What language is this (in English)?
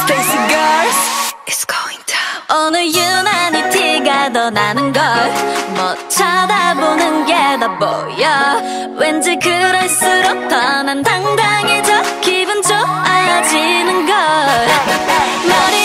Vietnamese